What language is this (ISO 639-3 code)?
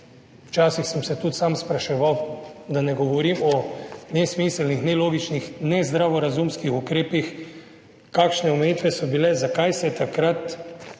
slv